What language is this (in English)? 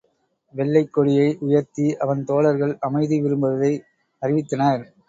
Tamil